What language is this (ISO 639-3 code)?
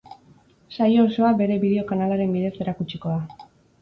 eus